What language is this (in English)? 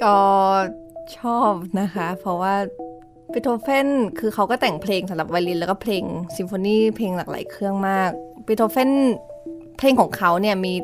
Thai